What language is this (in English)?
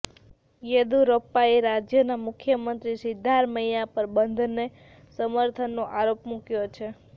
Gujarati